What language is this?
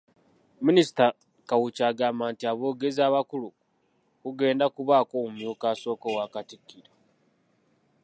Ganda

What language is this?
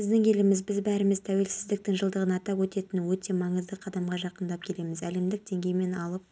Kazakh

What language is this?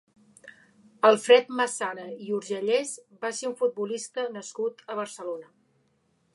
Catalan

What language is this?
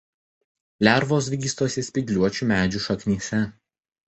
Lithuanian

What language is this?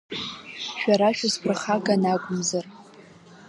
Abkhazian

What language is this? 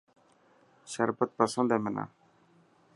Dhatki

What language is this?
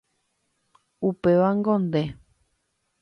Guarani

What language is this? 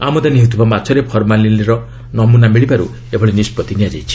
Odia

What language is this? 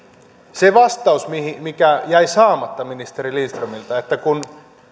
Finnish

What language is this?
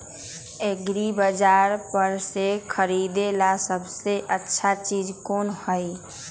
Magahi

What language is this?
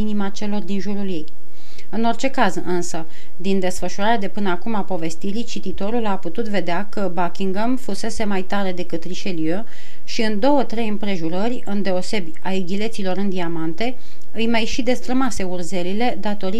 Romanian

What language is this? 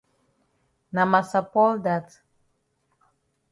Cameroon Pidgin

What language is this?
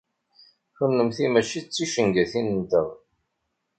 Kabyle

